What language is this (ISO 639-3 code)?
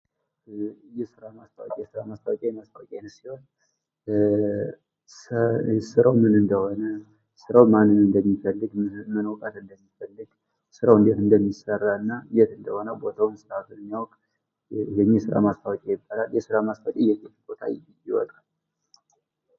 amh